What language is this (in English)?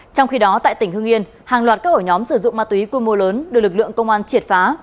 Vietnamese